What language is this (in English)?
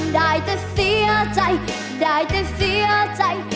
Thai